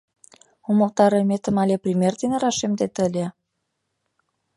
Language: Mari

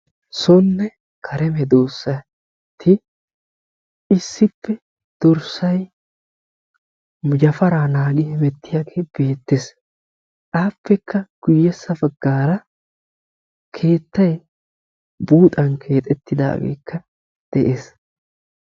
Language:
Wolaytta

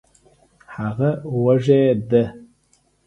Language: Pashto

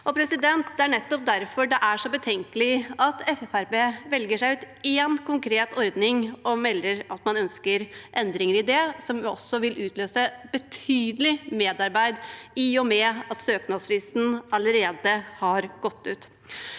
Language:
Norwegian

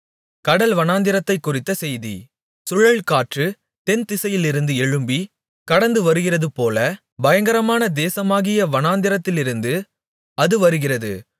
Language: Tamil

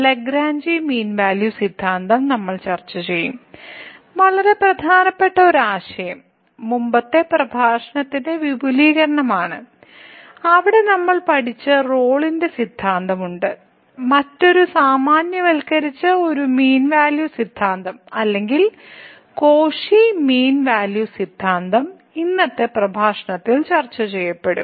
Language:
Malayalam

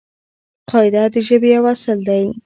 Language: Pashto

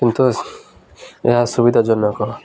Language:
Odia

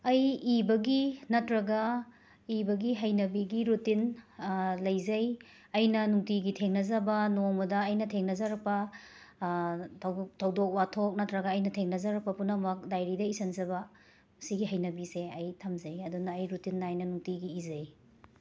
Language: Manipuri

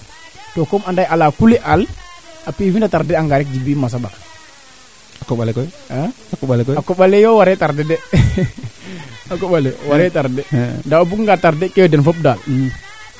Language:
Serer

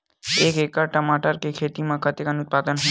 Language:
Chhattisgarhi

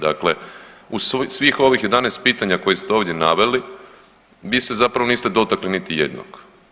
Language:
Croatian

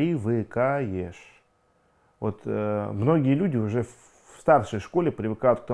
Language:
Russian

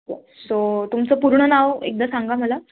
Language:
Marathi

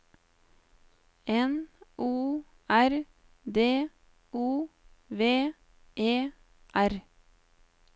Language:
Norwegian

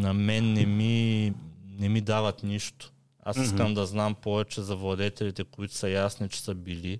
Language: Bulgarian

